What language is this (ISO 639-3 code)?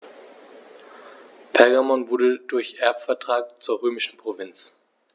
deu